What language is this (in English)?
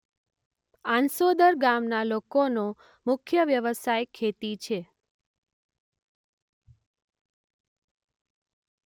Gujarati